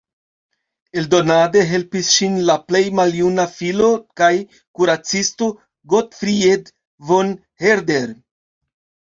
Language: Esperanto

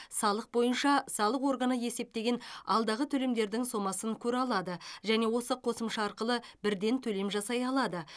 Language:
Kazakh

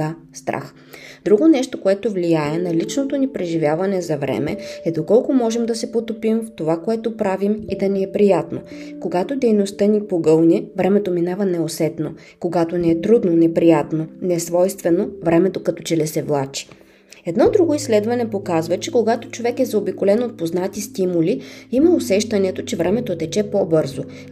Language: Bulgarian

